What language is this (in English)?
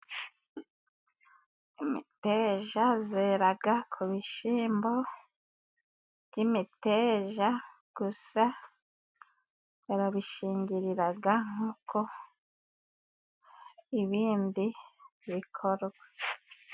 Kinyarwanda